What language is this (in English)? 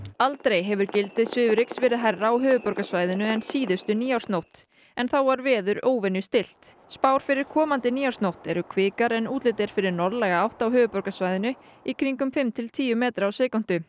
Icelandic